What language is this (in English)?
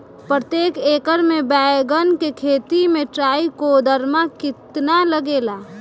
Bhojpuri